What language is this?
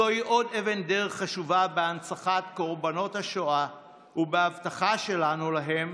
Hebrew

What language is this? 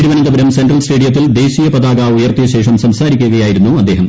Malayalam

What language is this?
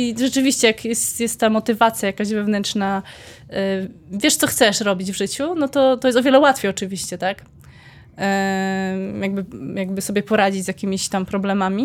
Polish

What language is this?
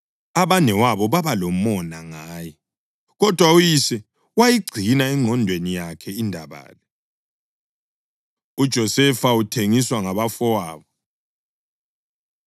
North Ndebele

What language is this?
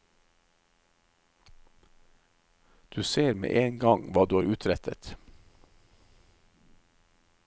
Norwegian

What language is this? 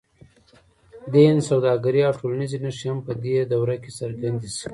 Pashto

